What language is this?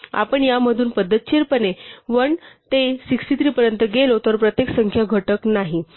Marathi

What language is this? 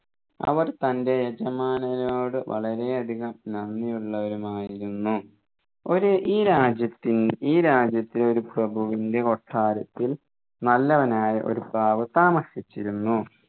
Malayalam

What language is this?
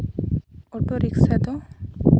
Santali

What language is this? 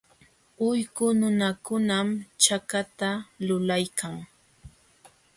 Jauja Wanca Quechua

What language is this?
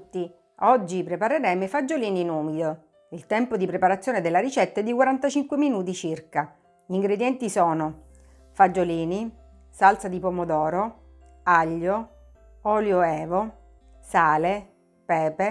Italian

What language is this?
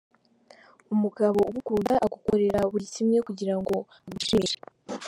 Kinyarwanda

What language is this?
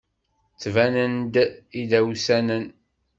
Kabyle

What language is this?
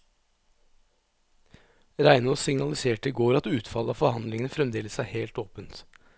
Norwegian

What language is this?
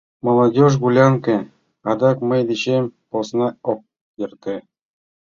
Mari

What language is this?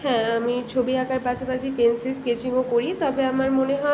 Bangla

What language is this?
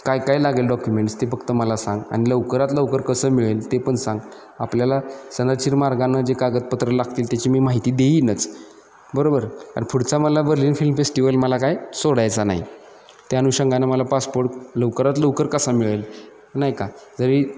Marathi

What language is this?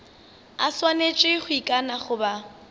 Northern Sotho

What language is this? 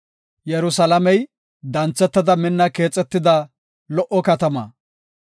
Gofa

